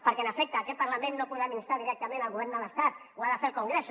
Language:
Catalan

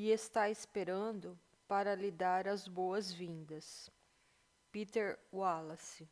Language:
Portuguese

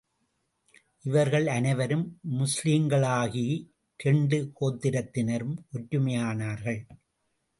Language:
Tamil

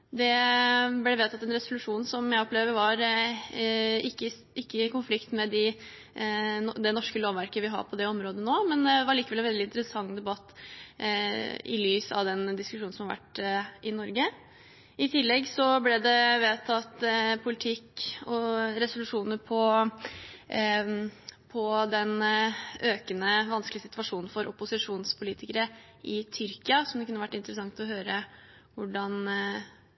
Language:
Norwegian Bokmål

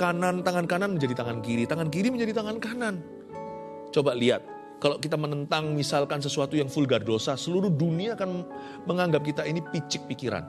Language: Indonesian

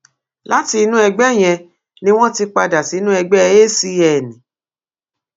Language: Yoruba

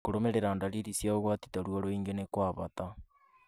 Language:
Kikuyu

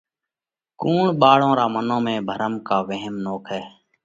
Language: Parkari Koli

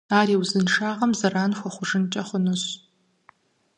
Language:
Kabardian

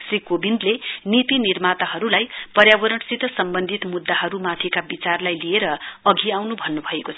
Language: Nepali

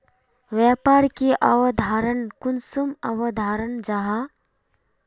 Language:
Magahi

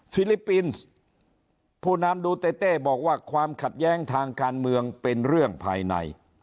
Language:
Thai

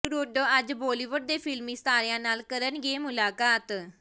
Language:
Punjabi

